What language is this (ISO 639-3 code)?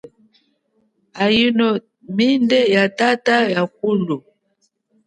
cjk